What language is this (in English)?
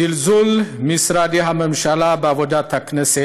Hebrew